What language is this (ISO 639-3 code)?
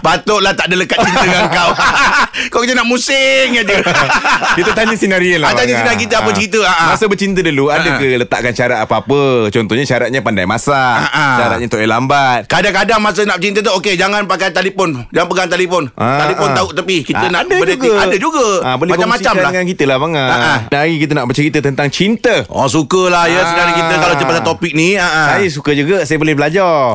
msa